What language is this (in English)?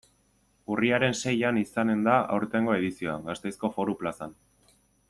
Basque